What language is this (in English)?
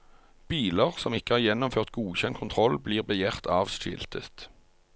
Norwegian